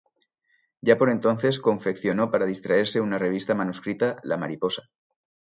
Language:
Spanish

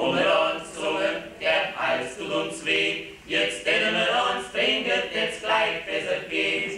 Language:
Romanian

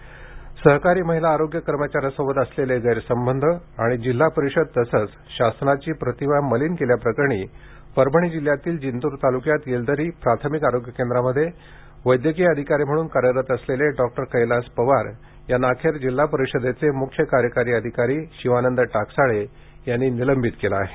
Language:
Marathi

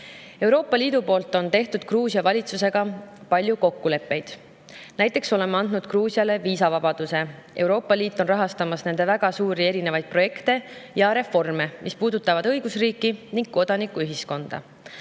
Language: Estonian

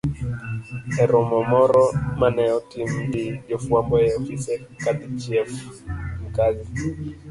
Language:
Luo (Kenya and Tanzania)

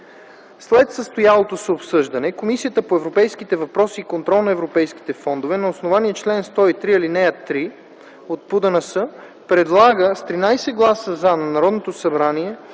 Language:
Bulgarian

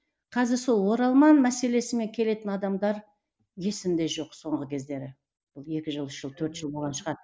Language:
Kazakh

